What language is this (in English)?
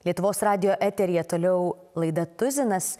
Lithuanian